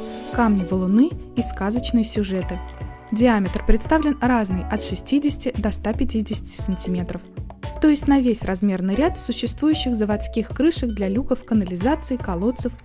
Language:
Russian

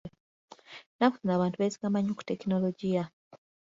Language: Ganda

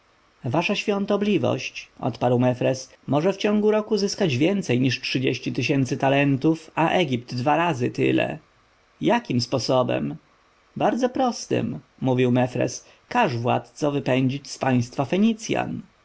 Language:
Polish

